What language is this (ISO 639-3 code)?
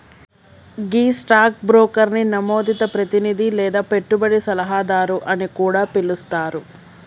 tel